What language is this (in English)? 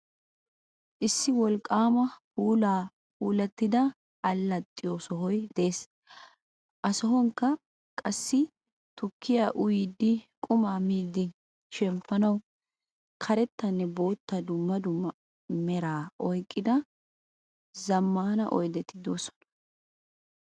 Wolaytta